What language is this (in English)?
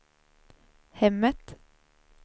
Swedish